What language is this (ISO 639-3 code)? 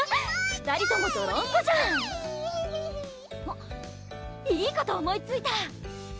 jpn